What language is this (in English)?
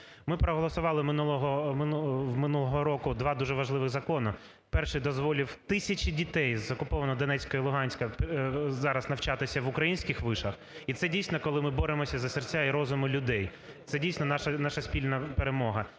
Ukrainian